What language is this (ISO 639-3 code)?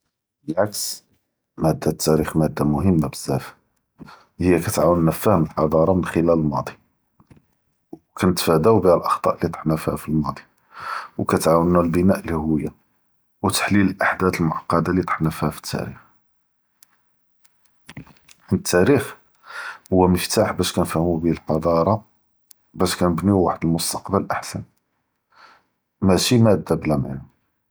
jrb